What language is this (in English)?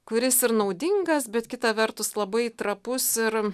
Lithuanian